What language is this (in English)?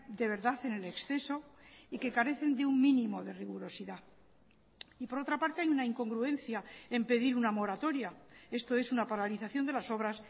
Spanish